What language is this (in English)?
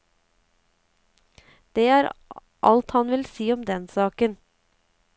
Norwegian